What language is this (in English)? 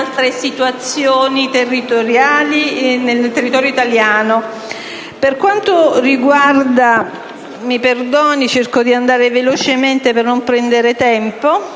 Italian